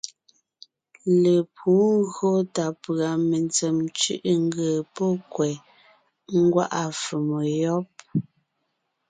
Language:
Ngiemboon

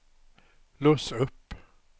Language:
Swedish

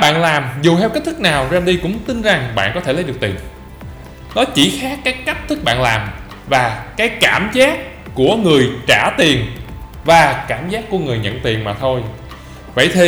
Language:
Vietnamese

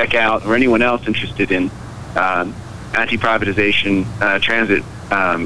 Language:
English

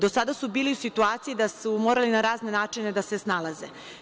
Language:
Serbian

